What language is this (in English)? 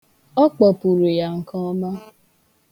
Igbo